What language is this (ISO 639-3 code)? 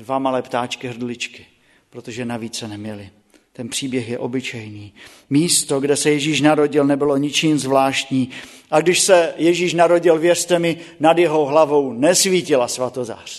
ces